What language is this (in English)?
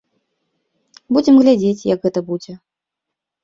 Belarusian